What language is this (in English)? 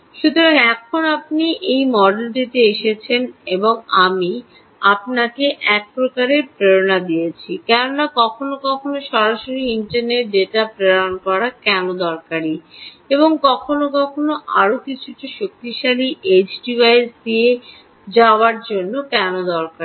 Bangla